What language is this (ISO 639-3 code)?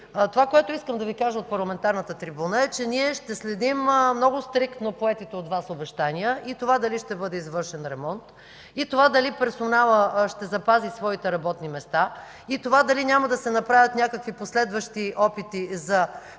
bul